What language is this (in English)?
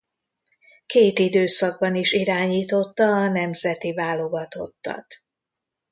Hungarian